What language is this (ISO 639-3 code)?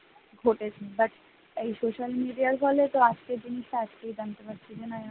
ben